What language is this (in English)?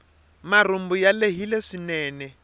Tsonga